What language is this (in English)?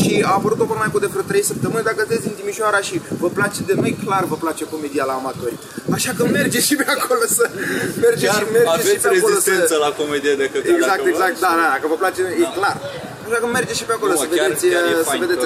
Romanian